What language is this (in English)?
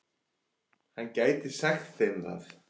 Icelandic